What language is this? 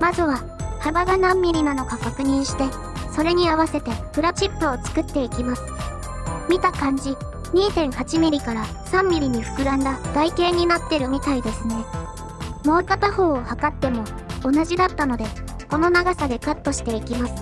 Japanese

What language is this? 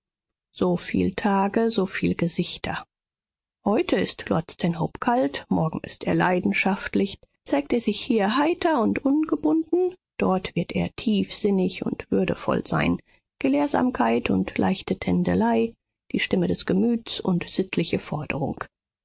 German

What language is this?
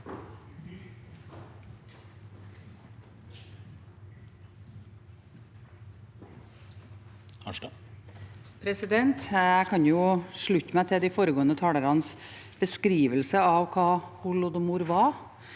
Norwegian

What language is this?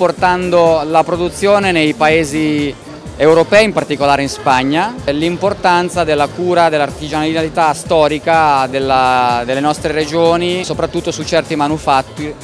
Italian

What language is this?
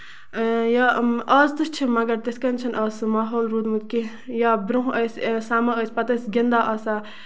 Kashmiri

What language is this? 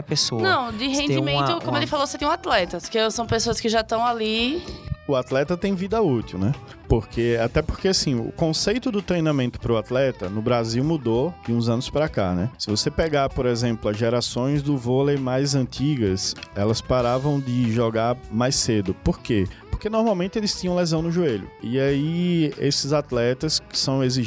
Portuguese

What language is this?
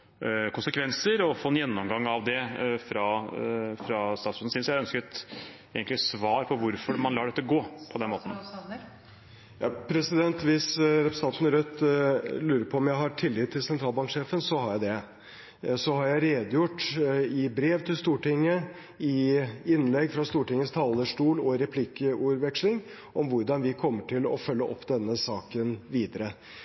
Norwegian Bokmål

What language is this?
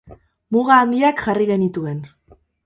Basque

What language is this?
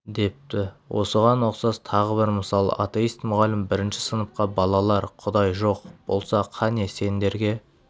Kazakh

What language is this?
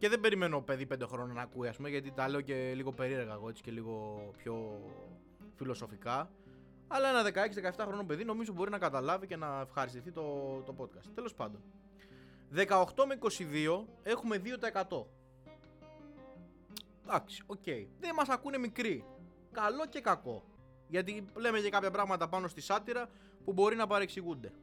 Greek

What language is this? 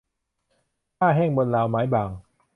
Thai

